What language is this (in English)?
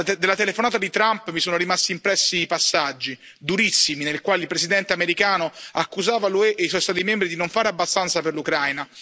Italian